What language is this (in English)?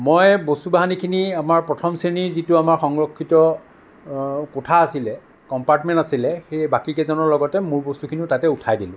Assamese